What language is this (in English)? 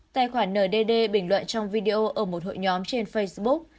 Vietnamese